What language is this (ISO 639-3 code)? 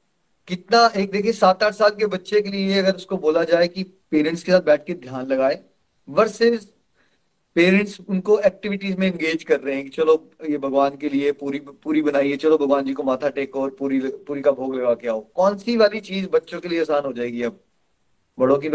hin